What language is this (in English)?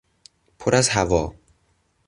Persian